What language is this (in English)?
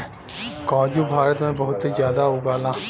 Bhojpuri